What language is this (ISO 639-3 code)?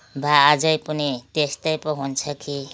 nep